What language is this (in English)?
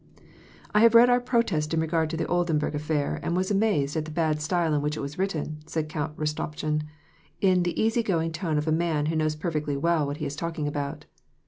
English